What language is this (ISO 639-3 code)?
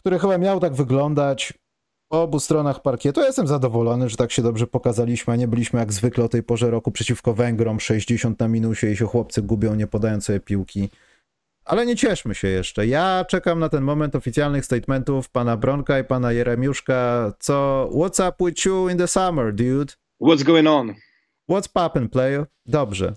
pol